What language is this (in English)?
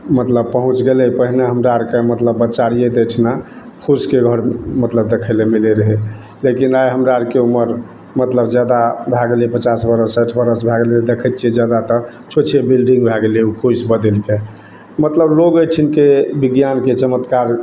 Maithili